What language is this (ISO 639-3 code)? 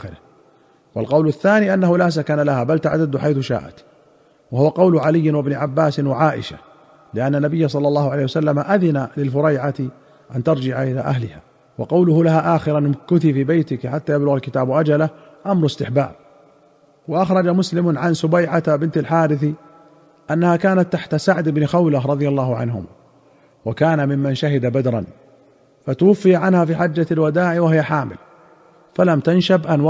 ara